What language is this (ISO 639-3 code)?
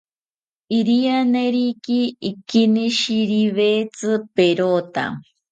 cpy